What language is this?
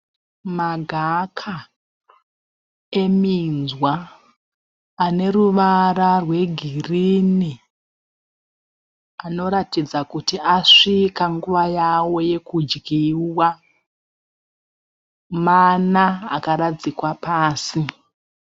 Shona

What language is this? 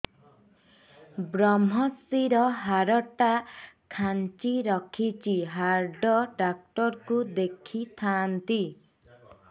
Odia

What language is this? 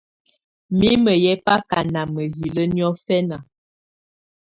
Tunen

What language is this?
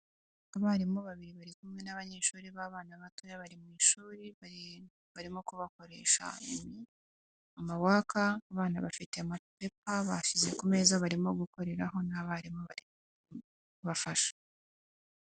Kinyarwanda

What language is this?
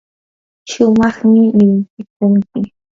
Yanahuanca Pasco Quechua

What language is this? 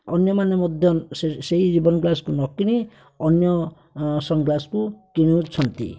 Odia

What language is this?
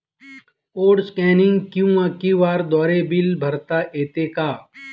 Marathi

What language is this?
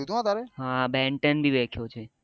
Gujarati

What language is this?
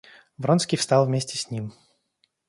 Russian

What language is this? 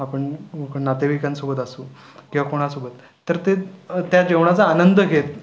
Marathi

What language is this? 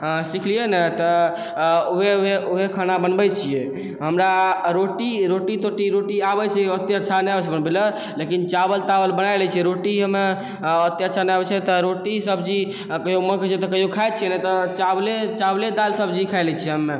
Maithili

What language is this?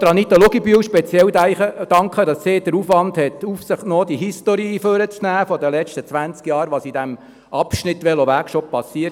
Swiss German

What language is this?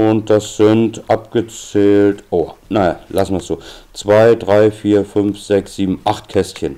German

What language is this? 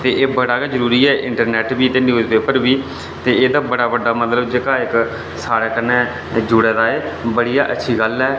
Dogri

